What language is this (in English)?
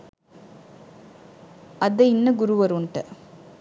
Sinhala